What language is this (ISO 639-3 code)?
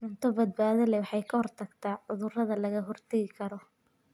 som